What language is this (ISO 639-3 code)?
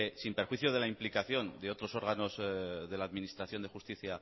spa